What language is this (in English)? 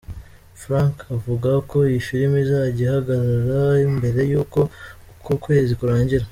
Kinyarwanda